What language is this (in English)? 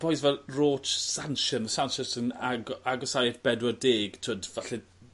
Welsh